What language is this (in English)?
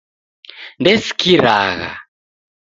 Taita